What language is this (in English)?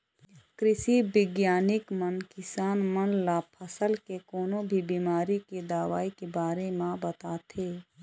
Chhattisgarhi